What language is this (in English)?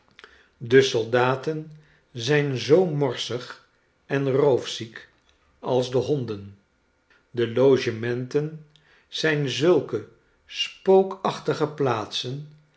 Dutch